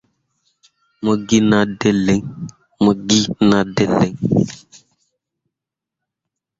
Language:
Mundang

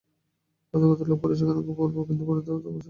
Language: Bangla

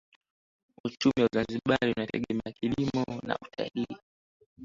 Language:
Swahili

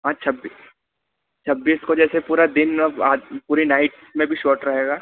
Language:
Hindi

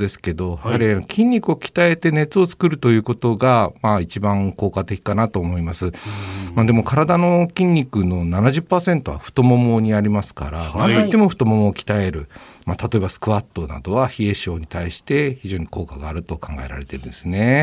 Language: Japanese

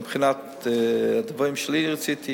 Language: Hebrew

